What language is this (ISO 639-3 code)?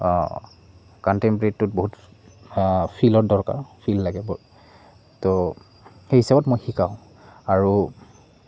asm